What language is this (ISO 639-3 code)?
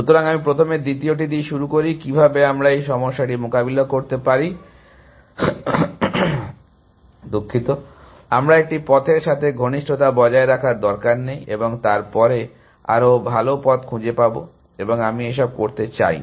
ben